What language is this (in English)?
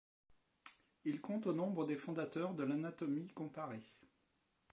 French